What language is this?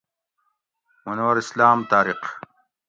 Gawri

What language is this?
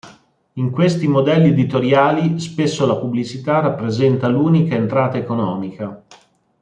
Italian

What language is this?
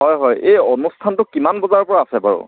Assamese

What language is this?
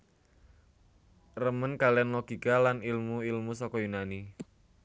Javanese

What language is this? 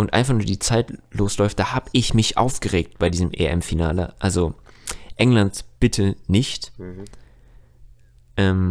German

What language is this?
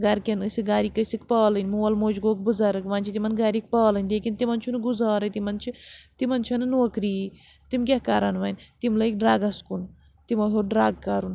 Kashmiri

